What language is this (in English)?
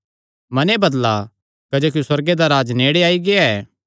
Kangri